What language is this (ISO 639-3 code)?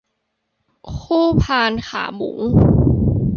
tha